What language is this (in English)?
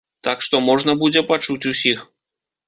Belarusian